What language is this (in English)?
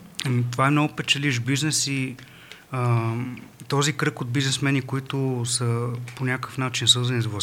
Bulgarian